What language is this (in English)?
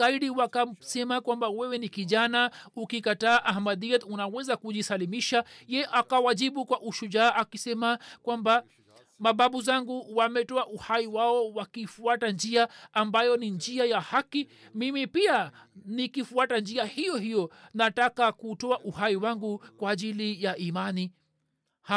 Swahili